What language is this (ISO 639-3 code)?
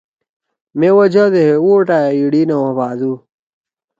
trw